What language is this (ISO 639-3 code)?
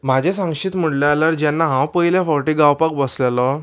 kok